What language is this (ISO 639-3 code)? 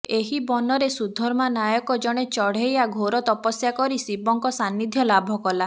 ori